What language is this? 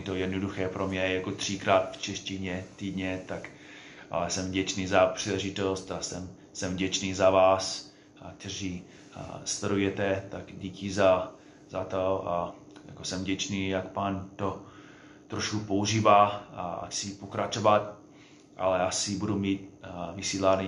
Czech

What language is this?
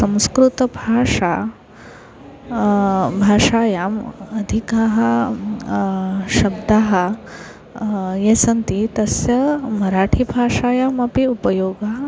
Sanskrit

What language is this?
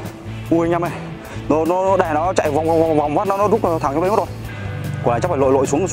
Vietnamese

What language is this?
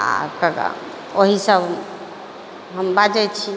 Maithili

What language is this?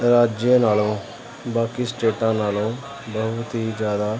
Punjabi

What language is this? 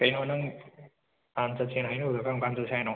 Manipuri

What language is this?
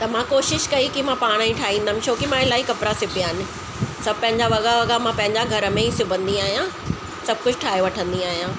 Sindhi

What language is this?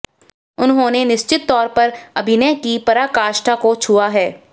Hindi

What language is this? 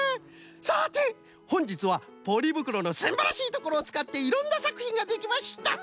Japanese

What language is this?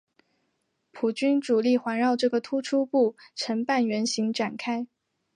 Chinese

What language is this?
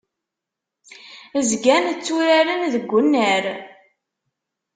Kabyle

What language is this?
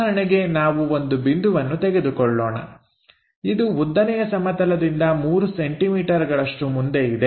Kannada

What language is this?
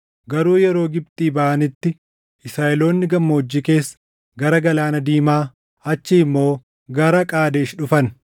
Oromo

